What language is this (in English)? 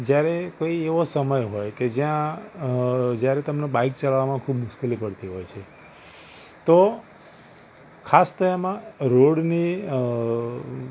Gujarati